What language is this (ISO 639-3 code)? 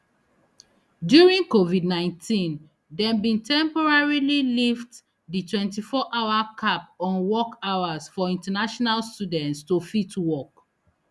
pcm